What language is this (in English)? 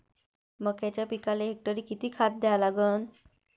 Marathi